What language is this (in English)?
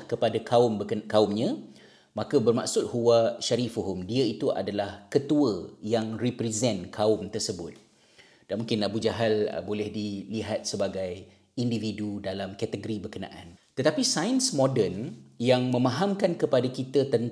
Malay